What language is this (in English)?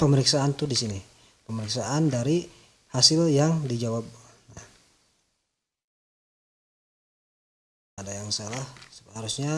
Indonesian